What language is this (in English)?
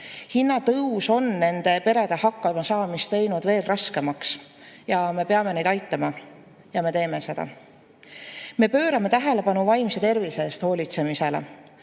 Estonian